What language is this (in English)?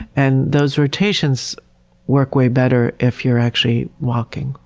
English